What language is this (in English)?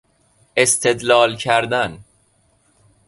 Persian